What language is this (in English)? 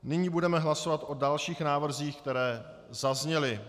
Czech